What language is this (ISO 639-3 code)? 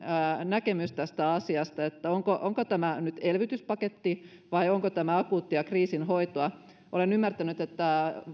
fin